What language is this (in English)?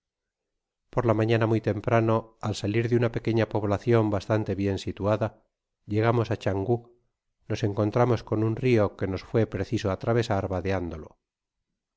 Spanish